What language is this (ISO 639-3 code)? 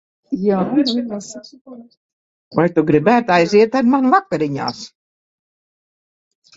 lav